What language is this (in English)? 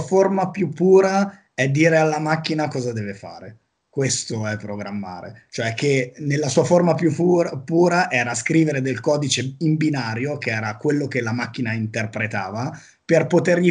Italian